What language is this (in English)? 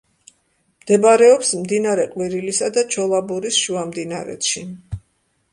Georgian